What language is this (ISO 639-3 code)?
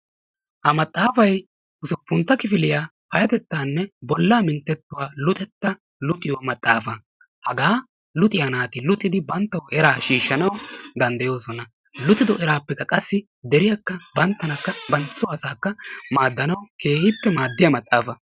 wal